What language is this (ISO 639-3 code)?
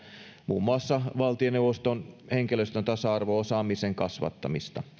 fin